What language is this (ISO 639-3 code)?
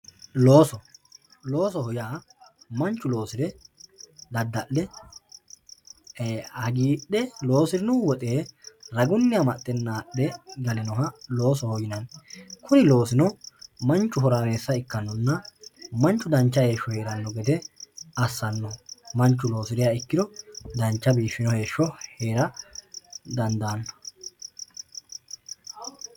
sid